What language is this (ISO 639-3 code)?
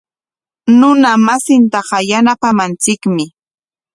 qwa